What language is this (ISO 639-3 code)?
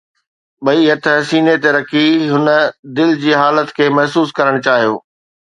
snd